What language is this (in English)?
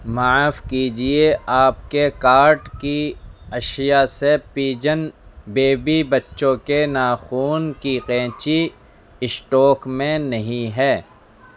Urdu